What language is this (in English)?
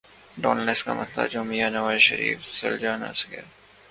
Urdu